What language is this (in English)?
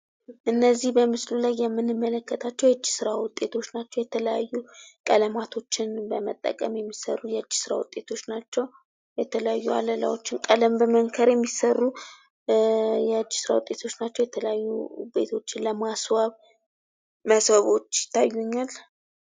Amharic